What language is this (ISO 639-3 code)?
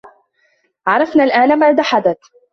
ara